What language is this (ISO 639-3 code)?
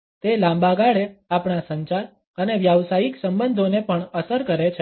guj